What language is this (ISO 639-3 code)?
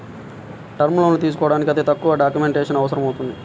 tel